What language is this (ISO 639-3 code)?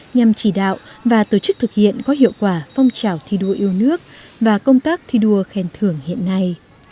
vie